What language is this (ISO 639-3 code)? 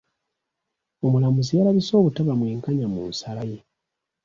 lug